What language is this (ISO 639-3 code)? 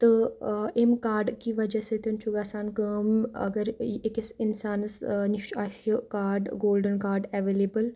kas